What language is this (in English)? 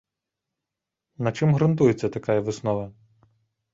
Belarusian